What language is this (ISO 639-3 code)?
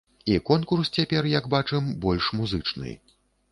bel